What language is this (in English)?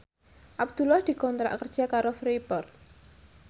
Javanese